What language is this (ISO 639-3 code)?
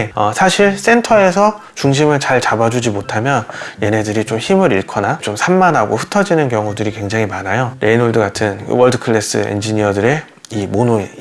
kor